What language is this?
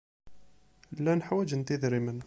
Kabyle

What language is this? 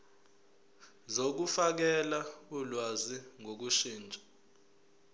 Zulu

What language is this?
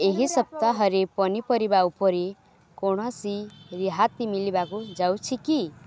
Odia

